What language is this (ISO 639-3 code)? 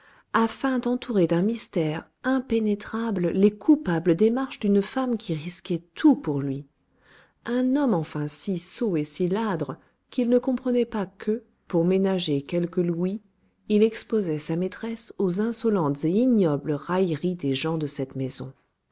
fra